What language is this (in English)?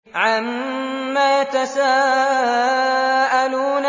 Arabic